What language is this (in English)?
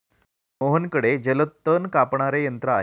Marathi